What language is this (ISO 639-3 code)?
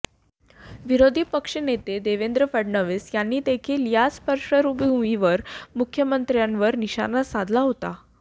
mar